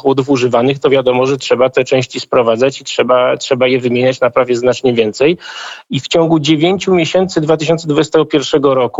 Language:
Polish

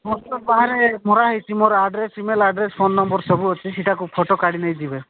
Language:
Odia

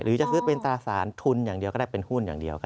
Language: Thai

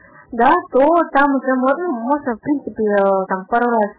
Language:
Russian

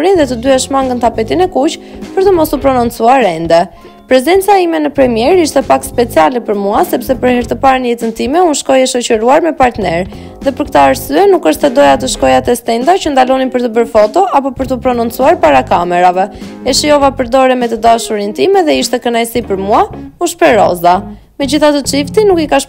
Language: Romanian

